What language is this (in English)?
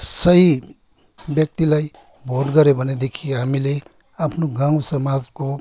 Nepali